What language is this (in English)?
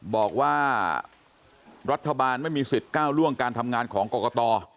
Thai